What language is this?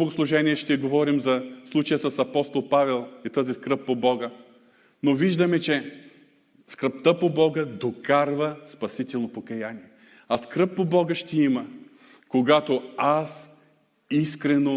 Bulgarian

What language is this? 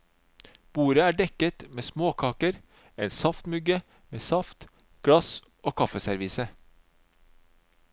Norwegian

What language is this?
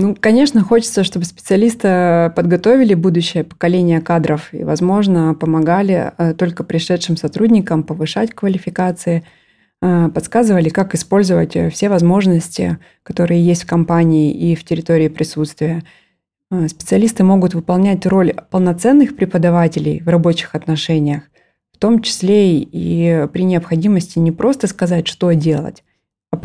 Russian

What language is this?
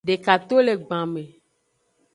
Aja (Benin)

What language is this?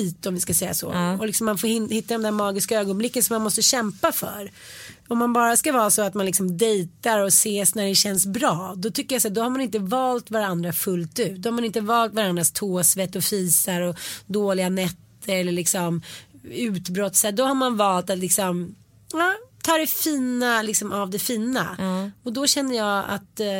Swedish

